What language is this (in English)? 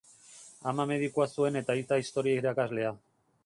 Basque